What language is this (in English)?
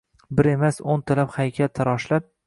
Uzbek